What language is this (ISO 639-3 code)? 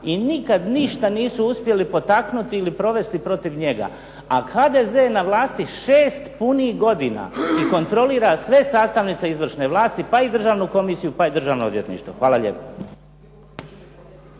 hrv